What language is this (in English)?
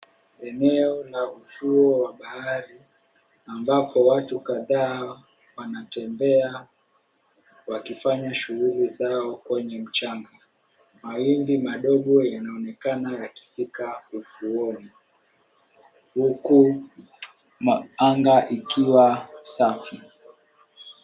Swahili